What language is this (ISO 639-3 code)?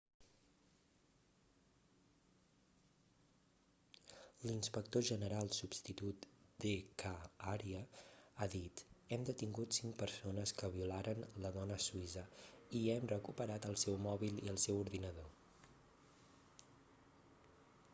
cat